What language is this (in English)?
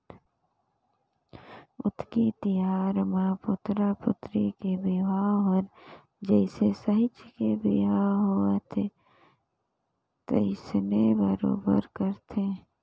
Chhattisgarhi